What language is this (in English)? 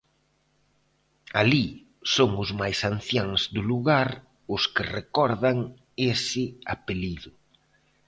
Galician